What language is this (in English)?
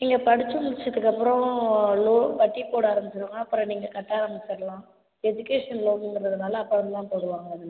Tamil